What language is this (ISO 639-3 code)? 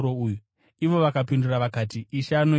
sna